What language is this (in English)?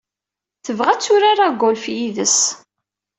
Kabyle